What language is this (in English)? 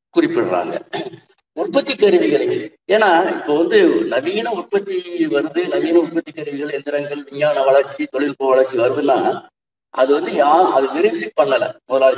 Tamil